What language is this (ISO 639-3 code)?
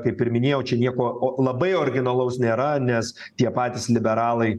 lit